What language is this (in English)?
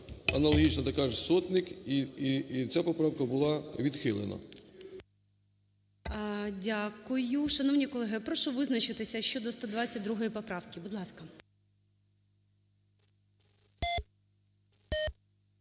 Ukrainian